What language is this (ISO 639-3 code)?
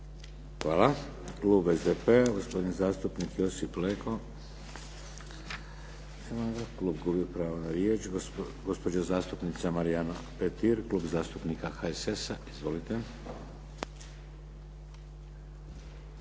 hrv